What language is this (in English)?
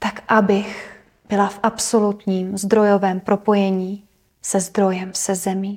Czech